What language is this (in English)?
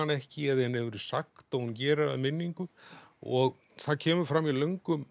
Icelandic